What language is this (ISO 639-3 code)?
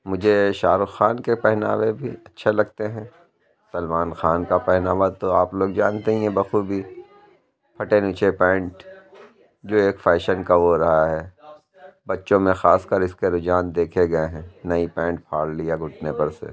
urd